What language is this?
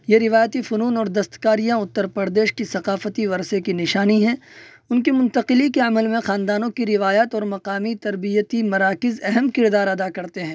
Urdu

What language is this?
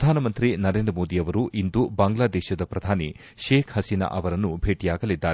Kannada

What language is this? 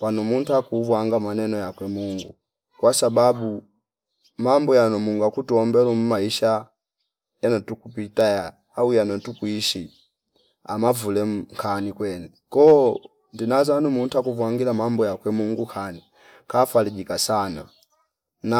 Fipa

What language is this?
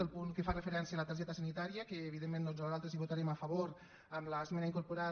Catalan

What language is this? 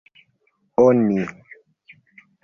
Esperanto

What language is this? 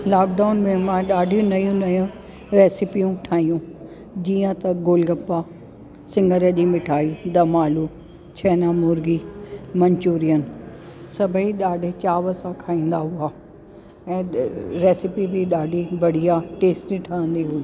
Sindhi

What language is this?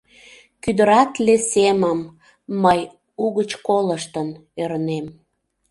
Mari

